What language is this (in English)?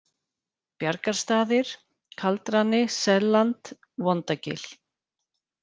Icelandic